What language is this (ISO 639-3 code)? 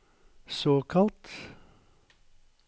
nor